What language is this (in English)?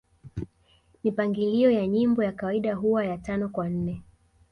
Swahili